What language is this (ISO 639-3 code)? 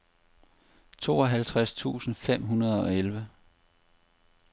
dan